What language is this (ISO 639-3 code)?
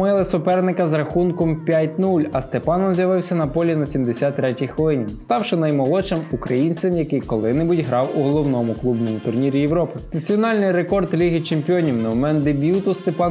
ukr